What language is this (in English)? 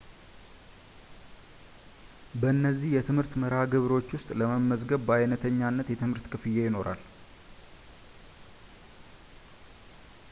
Amharic